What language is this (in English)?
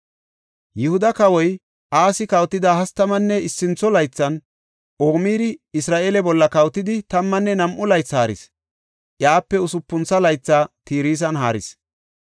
Gofa